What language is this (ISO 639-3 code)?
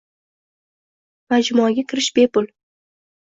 uzb